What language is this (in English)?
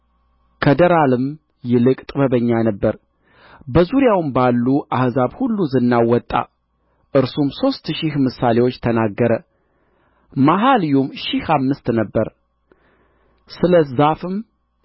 Amharic